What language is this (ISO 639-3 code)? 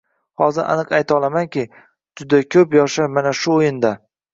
uzb